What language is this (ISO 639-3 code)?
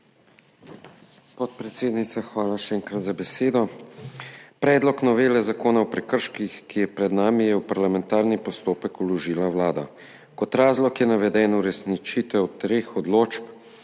slv